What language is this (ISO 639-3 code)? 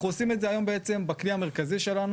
heb